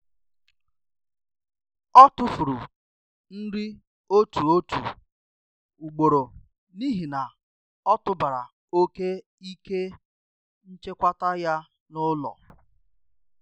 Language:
Igbo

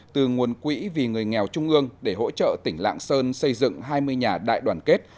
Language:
Vietnamese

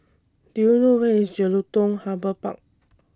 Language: English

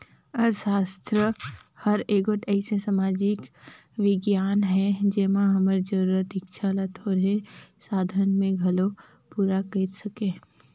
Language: Chhattisgarhi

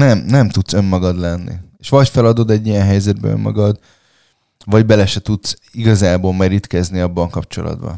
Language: Hungarian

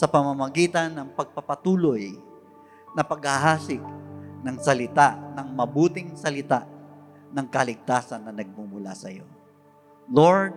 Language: Filipino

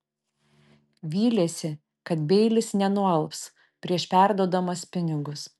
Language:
Lithuanian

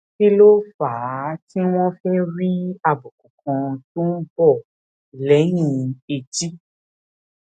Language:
Yoruba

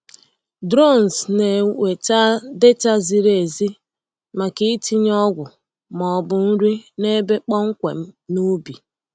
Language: Igbo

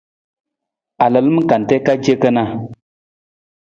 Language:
Nawdm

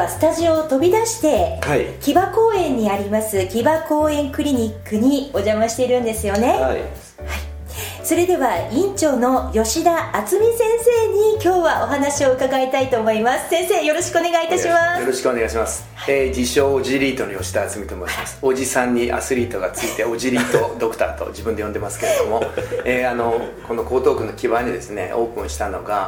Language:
Japanese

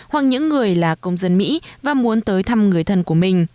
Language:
Vietnamese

